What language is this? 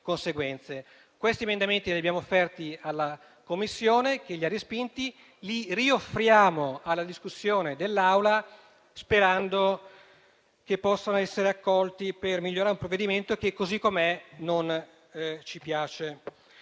Italian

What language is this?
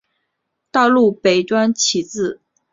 Chinese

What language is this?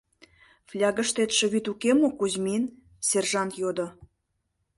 Mari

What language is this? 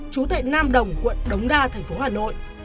Vietnamese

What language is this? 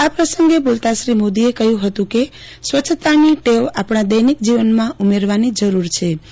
Gujarati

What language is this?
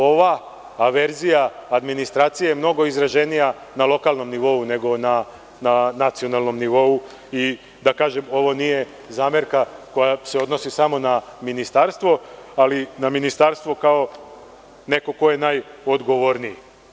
Serbian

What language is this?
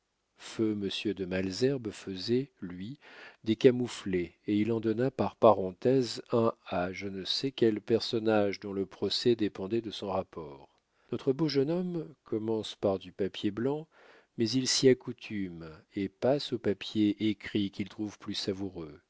French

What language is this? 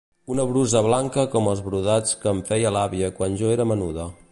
Catalan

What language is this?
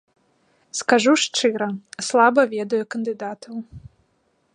Belarusian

